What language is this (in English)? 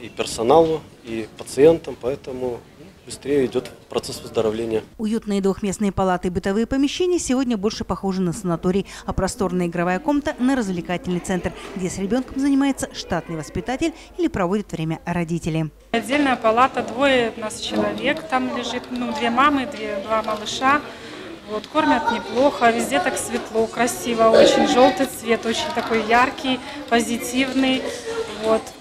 Russian